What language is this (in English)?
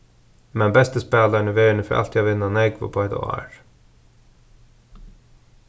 Faroese